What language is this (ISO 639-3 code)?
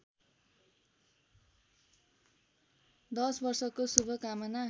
nep